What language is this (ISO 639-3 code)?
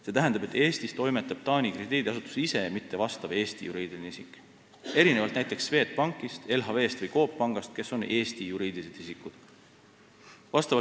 est